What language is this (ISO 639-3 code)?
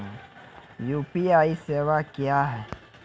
mai